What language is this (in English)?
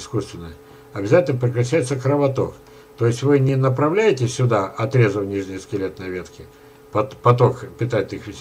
Russian